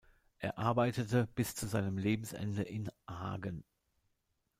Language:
German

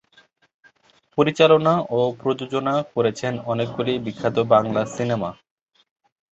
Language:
Bangla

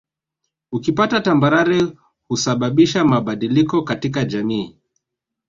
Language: Swahili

